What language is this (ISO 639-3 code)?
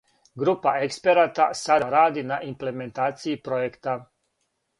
srp